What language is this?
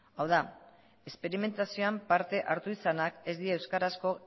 Basque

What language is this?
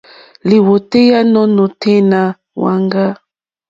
Mokpwe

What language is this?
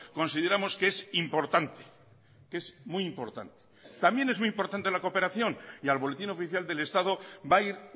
Spanish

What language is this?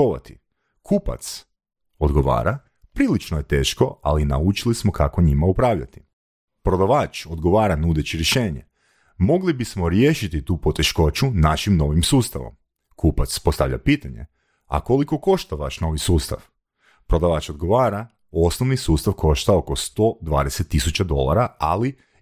Croatian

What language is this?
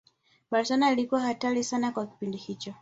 Swahili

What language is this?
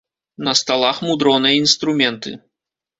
Belarusian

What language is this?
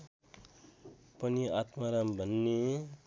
Nepali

